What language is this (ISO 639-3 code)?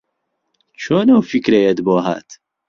ckb